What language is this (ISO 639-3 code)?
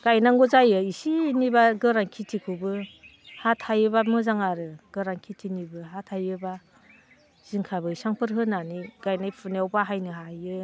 brx